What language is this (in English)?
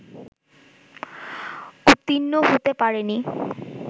Bangla